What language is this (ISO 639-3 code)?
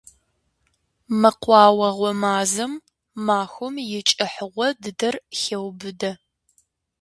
kbd